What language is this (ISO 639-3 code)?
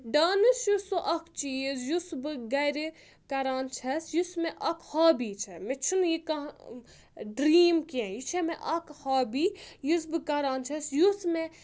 kas